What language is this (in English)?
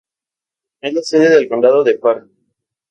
Spanish